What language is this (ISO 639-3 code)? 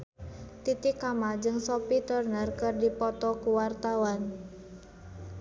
sun